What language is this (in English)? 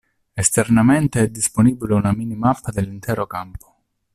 Italian